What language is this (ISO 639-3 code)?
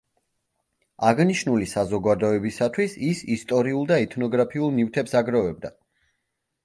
kat